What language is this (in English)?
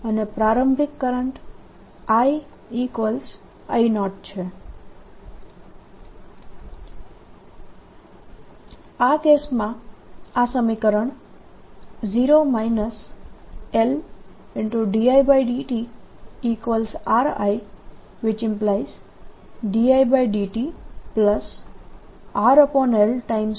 Gujarati